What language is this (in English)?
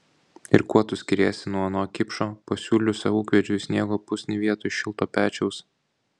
Lithuanian